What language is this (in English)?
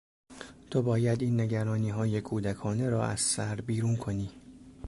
Persian